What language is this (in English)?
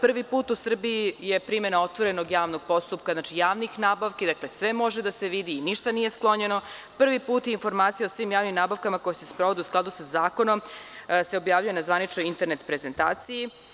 Serbian